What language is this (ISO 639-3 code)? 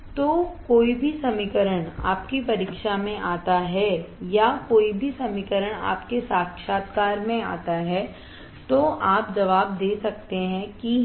hin